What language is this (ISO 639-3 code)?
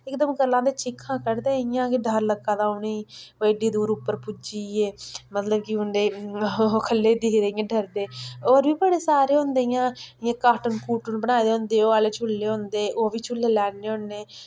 doi